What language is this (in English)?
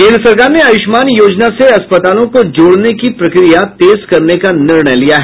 Hindi